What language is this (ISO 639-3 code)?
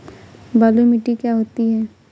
hin